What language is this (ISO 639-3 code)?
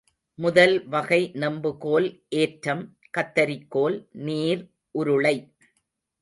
tam